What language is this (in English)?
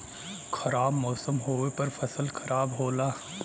Bhojpuri